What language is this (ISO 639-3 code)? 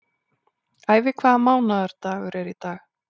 isl